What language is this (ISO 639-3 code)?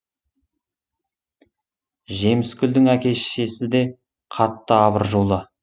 kaz